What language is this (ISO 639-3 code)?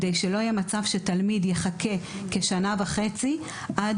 heb